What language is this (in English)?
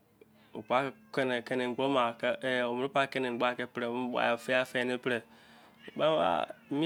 Izon